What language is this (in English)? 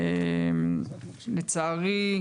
Hebrew